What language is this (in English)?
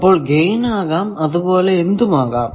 Malayalam